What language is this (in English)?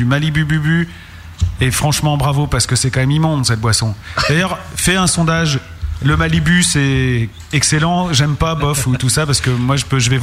French